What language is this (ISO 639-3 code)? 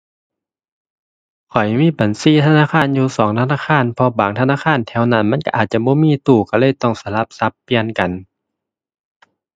tha